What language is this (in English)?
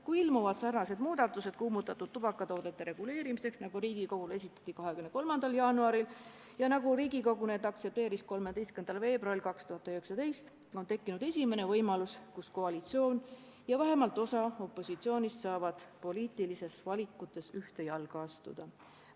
Estonian